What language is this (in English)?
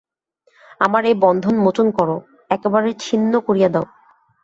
Bangla